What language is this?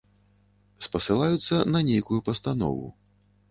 Belarusian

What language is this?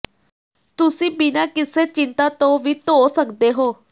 Punjabi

